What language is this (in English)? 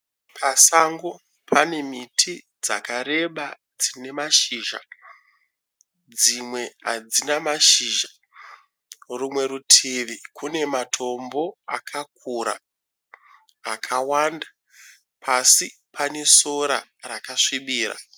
Shona